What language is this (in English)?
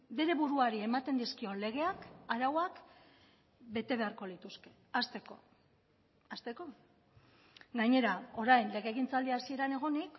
Basque